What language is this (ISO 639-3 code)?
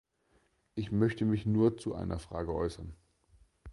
deu